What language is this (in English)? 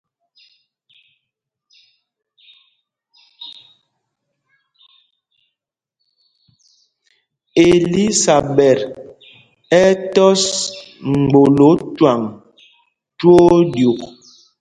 Mpumpong